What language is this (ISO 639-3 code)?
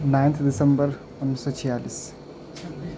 urd